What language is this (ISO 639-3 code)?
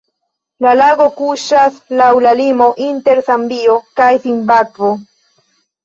epo